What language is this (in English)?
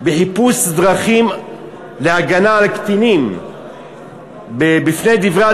Hebrew